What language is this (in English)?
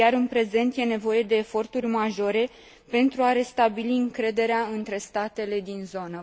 Romanian